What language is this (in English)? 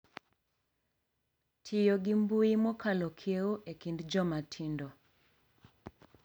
Luo (Kenya and Tanzania)